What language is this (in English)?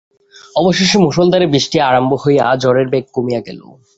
Bangla